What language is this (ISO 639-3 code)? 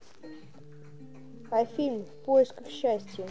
rus